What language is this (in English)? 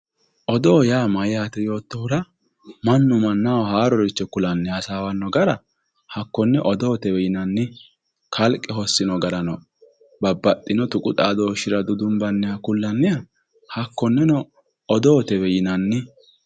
Sidamo